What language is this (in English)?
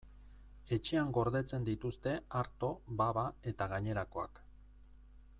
Basque